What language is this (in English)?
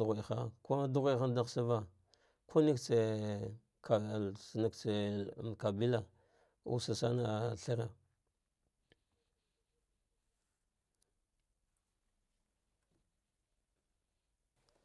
Dghwede